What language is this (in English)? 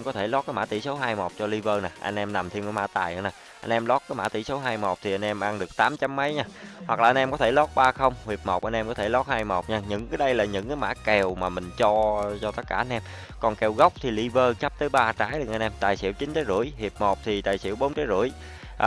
Vietnamese